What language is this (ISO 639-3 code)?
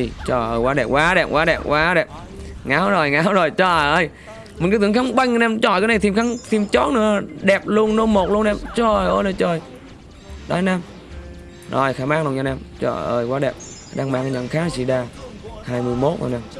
vie